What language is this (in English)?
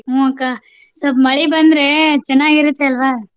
Kannada